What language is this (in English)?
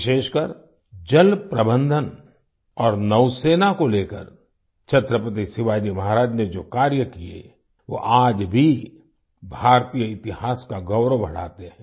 Hindi